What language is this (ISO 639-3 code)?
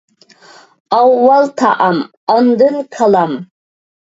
uig